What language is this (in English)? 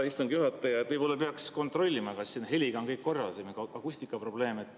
Estonian